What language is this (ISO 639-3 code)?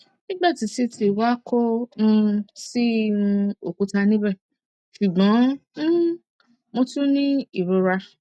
yor